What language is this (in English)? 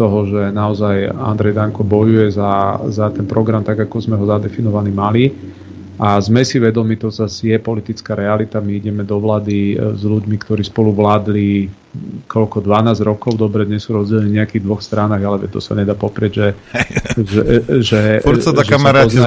Slovak